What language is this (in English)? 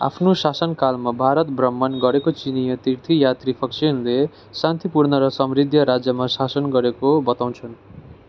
Nepali